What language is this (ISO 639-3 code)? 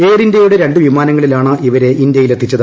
mal